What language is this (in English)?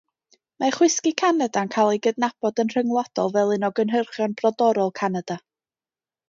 Welsh